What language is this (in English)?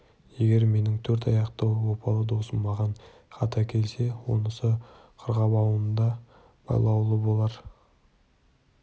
Kazakh